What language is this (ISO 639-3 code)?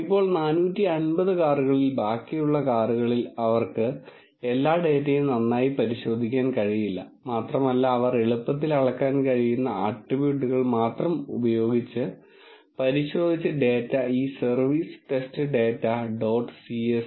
mal